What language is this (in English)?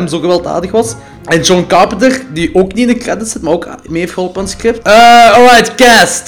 Dutch